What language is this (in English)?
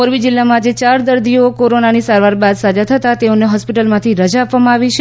Gujarati